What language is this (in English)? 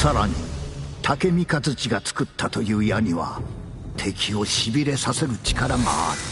Japanese